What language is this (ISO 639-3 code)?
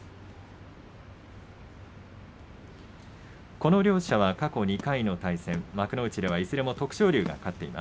jpn